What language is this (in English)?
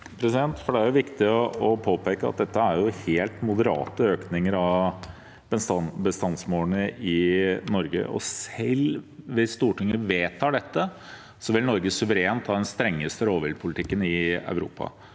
Norwegian